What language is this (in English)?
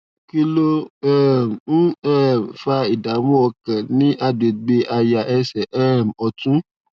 Yoruba